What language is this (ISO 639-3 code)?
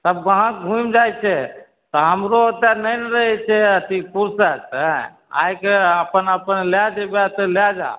mai